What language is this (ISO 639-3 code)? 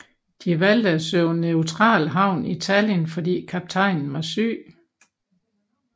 dan